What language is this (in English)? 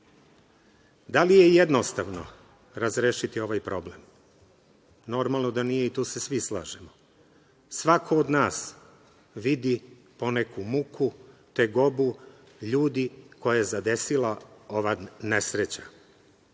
Serbian